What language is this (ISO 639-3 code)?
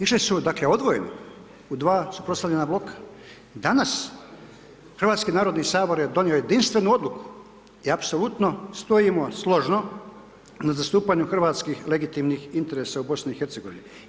hrv